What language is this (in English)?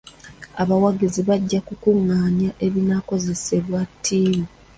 Ganda